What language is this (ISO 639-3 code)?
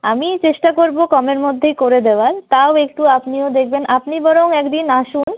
ben